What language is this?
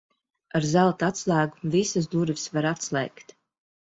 Latvian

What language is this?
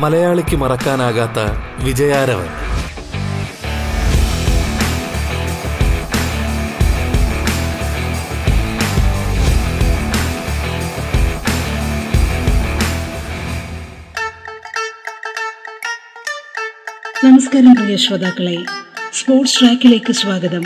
Malayalam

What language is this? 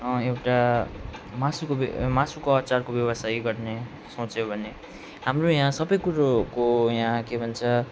Nepali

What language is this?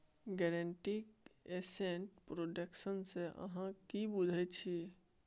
Maithili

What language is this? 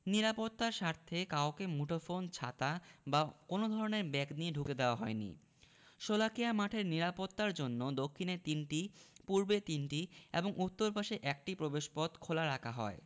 Bangla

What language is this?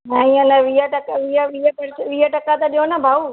Sindhi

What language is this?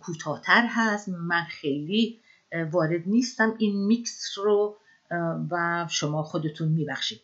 Persian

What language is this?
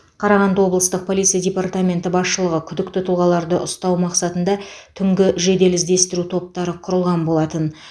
Kazakh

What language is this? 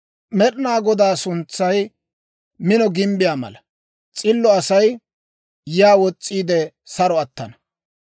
Dawro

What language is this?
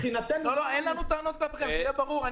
Hebrew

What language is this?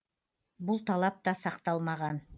Kazakh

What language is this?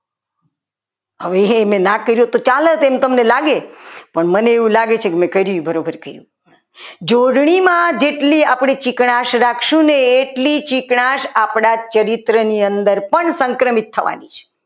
Gujarati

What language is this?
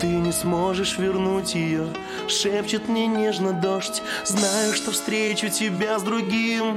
Russian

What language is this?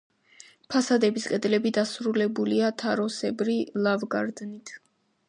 Georgian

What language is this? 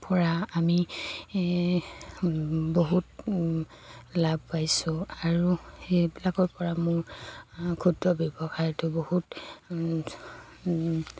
Assamese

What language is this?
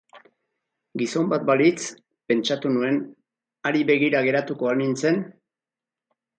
Basque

